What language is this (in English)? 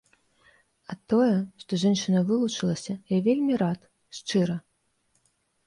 Belarusian